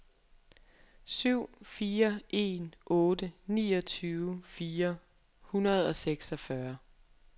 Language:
Danish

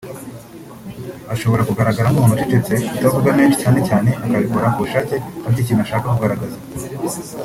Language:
Kinyarwanda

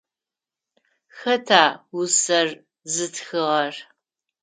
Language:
Adyghe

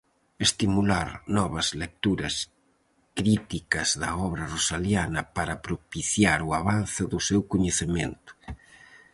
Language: Galician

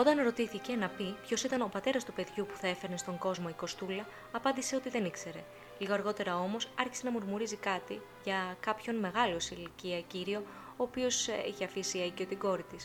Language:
Greek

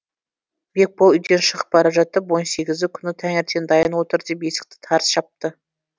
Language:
Kazakh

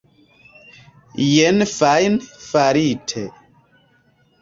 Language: Esperanto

